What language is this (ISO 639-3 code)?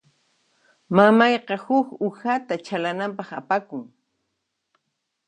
qxp